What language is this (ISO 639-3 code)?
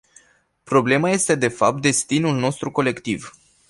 ron